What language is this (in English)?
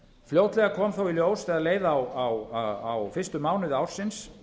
Icelandic